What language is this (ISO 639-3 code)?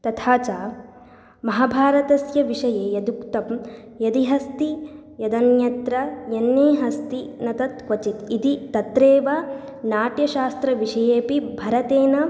san